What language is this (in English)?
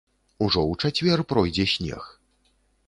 Belarusian